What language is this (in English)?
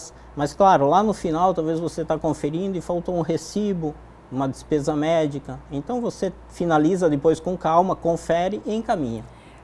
Portuguese